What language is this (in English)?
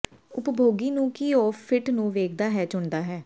Punjabi